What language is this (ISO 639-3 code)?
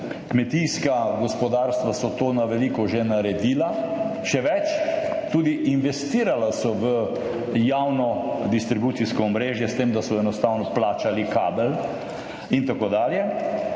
slv